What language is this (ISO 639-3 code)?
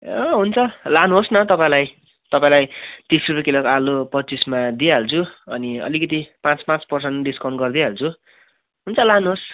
nep